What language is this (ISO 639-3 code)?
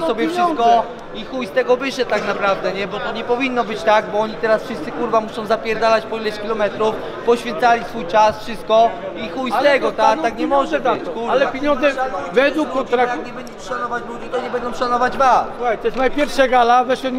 pol